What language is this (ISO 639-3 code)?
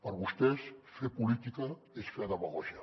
cat